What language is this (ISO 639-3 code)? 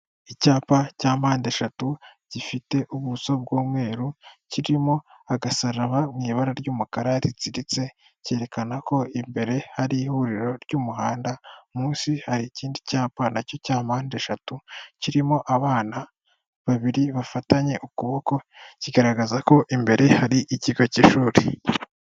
kin